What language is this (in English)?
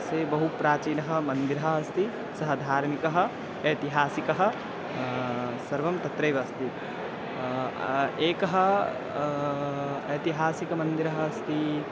Sanskrit